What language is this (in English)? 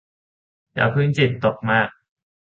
Thai